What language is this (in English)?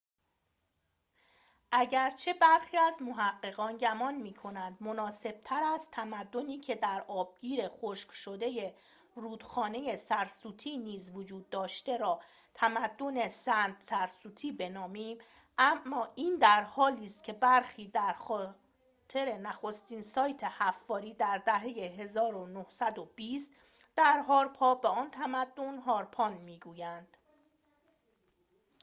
Persian